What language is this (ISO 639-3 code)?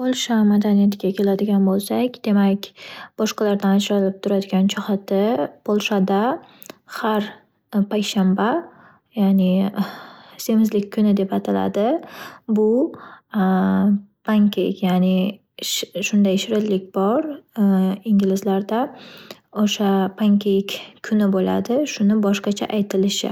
uzb